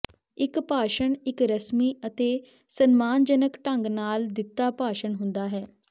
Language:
Punjabi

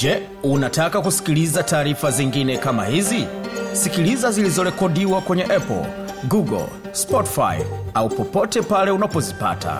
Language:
Swahili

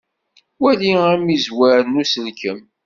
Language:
Kabyle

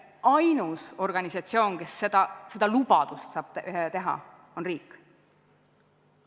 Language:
Estonian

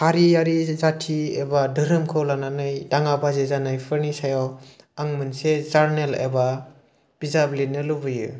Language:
Bodo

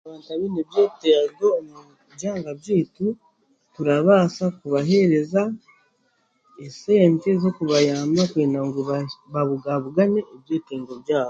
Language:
Chiga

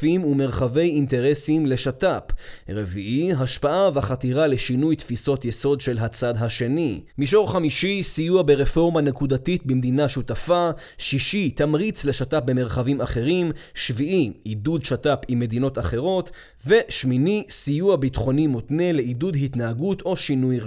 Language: Hebrew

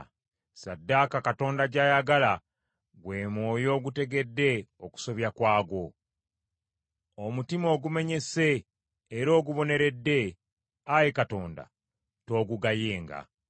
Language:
Ganda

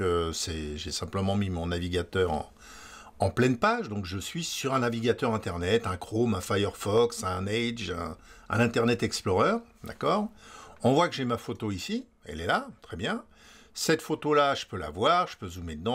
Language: French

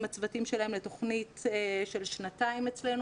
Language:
Hebrew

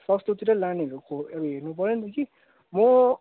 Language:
Nepali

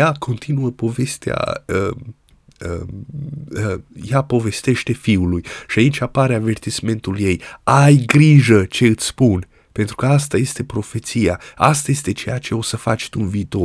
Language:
Romanian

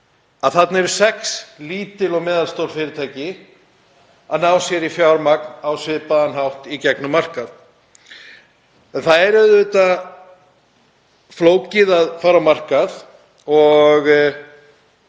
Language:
Icelandic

